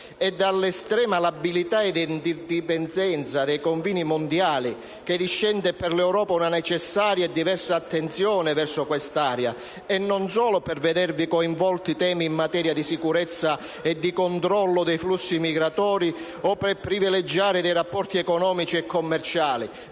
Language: Italian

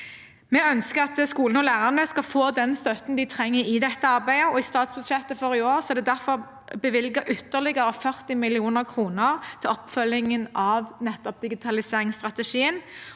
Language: Norwegian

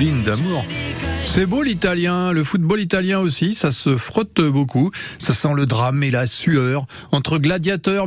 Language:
French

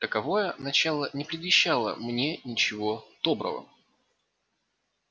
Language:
Russian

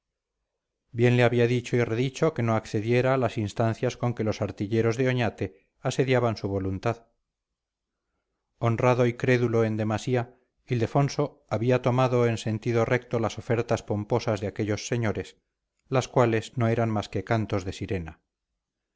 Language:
Spanish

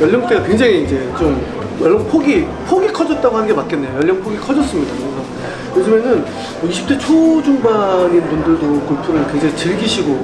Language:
Korean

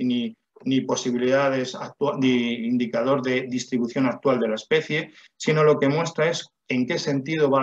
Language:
Spanish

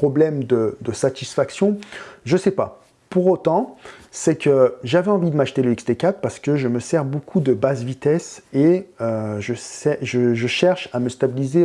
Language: French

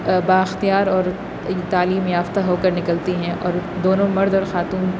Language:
Urdu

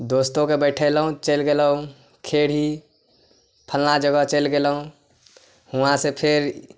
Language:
Maithili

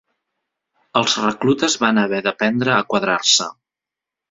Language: Catalan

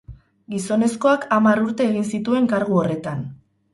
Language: Basque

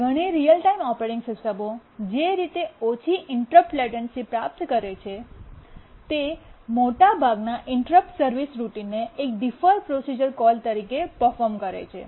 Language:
Gujarati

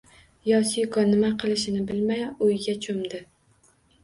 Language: Uzbek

